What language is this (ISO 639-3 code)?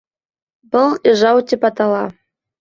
bak